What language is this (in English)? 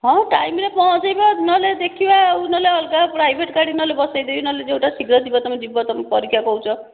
Odia